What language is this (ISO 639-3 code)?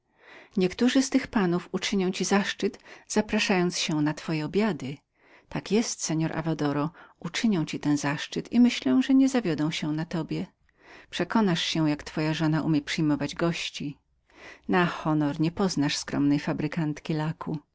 pol